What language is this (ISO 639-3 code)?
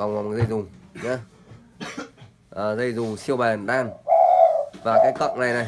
vie